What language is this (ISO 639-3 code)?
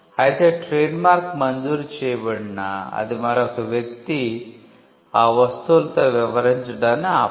tel